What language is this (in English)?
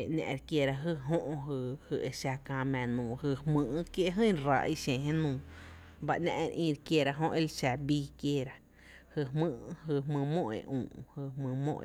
Tepinapa Chinantec